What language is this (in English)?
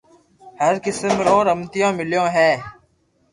Loarki